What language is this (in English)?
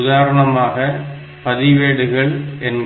Tamil